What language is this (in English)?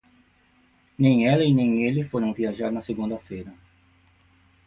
Portuguese